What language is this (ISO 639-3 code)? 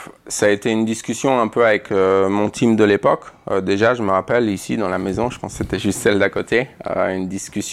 fra